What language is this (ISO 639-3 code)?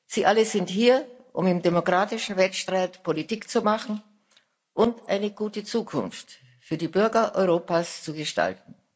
deu